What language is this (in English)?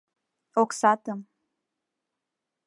Mari